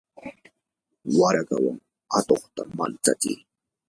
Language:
Yanahuanca Pasco Quechua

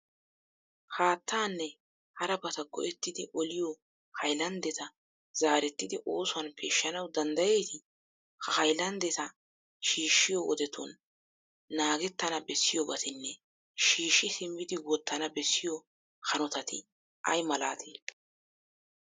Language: Wolaytta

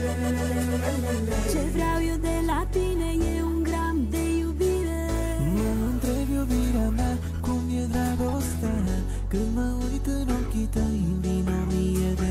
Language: Romanian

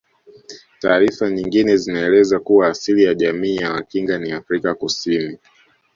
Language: Swahili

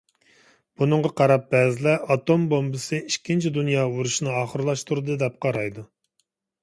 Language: Uyghur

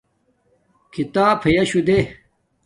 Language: Domaaki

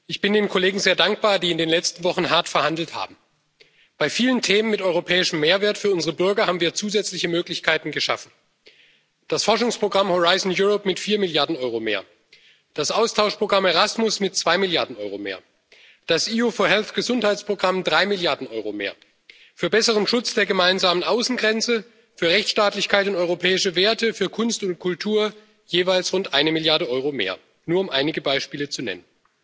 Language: German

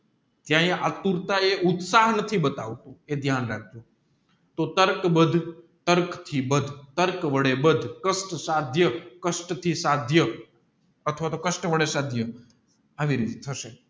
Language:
Gujarati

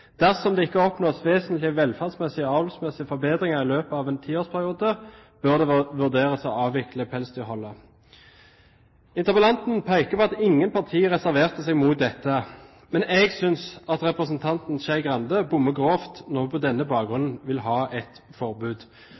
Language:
Norwegian Bokmål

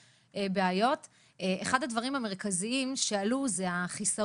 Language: Hebrew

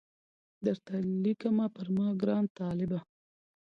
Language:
Pashto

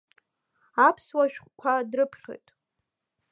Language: Abkhazian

